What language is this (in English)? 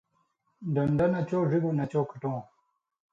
Indus Kohistani